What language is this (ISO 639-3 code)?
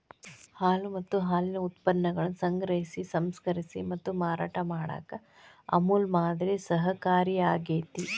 kan